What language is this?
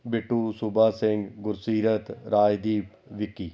Punjabi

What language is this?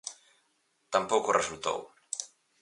Galician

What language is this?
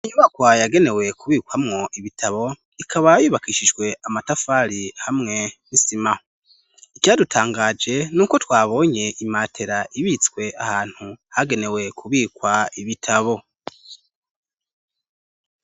Rundi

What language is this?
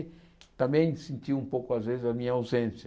Portuguese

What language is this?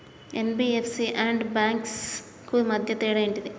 Telugu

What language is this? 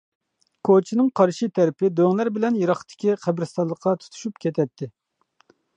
Uyghur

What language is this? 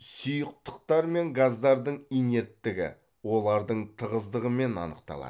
Kazakh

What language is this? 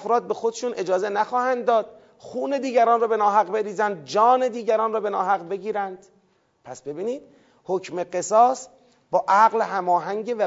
Persian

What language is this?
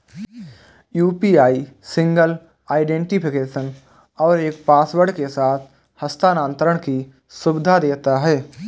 Hindi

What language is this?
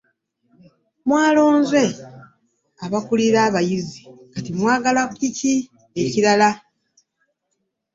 Ganda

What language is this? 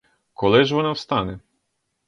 Ukrainian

